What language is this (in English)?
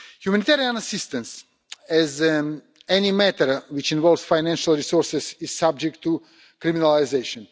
English